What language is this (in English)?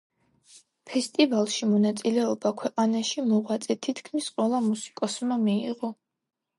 Georgian